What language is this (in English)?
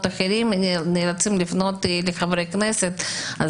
Hebrew